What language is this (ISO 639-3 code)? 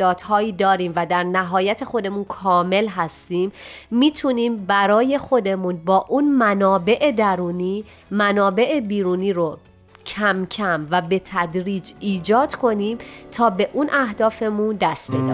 fas